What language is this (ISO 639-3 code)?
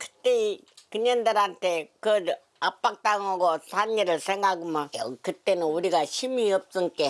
kor